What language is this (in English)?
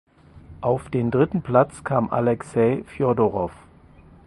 German